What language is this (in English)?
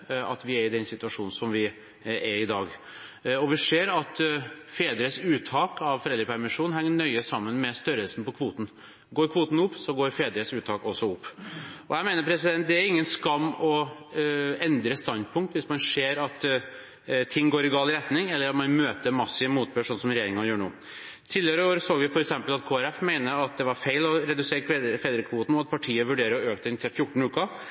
Norwegian Bokmål